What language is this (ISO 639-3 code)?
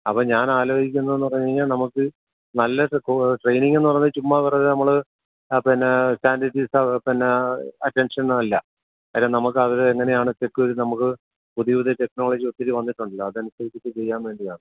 mal